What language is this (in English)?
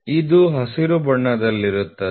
Kannada